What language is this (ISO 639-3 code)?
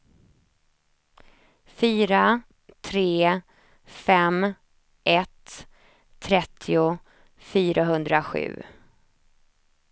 swe